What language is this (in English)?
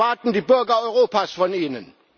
German